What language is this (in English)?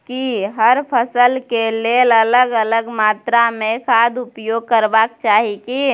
Maithili